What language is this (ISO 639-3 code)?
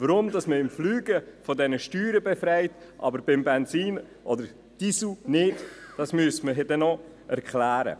gsw